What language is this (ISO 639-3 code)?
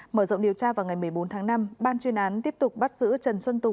vie